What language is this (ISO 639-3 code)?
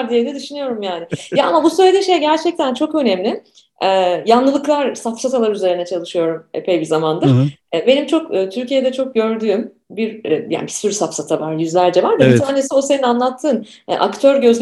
tur